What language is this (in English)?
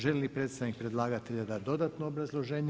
Croatian